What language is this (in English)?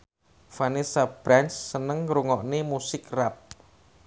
Javanese